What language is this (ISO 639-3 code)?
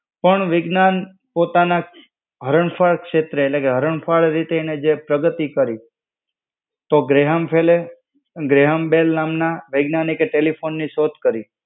guj